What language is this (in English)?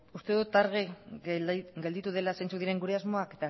Basque